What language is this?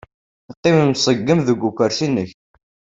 Kabyle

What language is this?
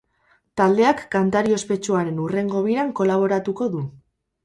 Basque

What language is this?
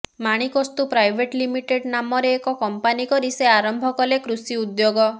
Odia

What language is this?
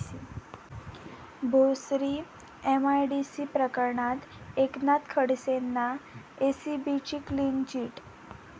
Marathi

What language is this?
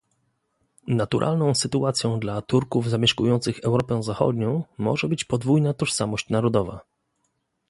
Polish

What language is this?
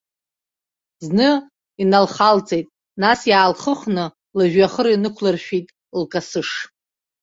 Abkhazian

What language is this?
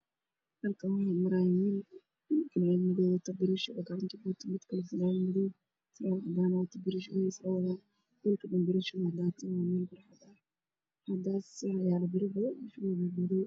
Somali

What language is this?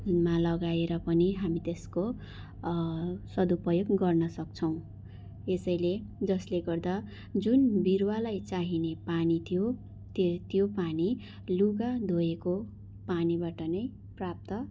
Nepali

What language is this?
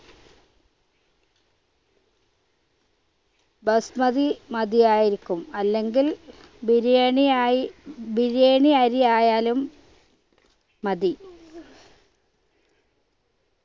Malayalam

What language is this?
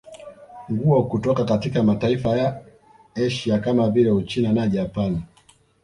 Swahili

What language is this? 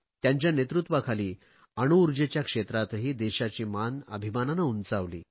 Marathi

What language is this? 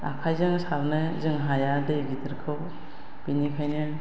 Bodo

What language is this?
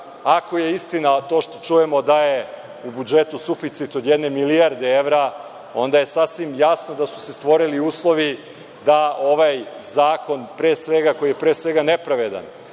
Serbian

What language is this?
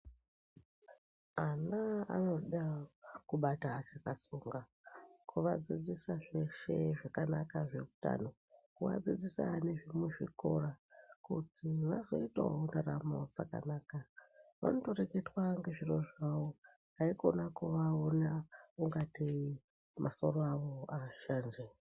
Ndau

